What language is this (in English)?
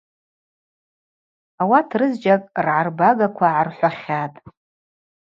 Abaza